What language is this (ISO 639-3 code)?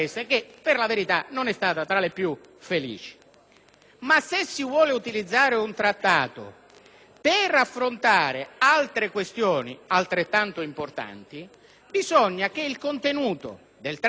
ita